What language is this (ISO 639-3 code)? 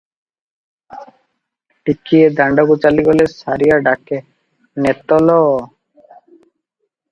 ori